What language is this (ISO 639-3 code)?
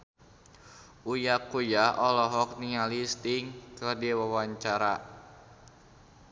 sun